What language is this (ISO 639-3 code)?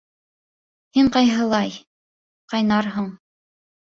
bak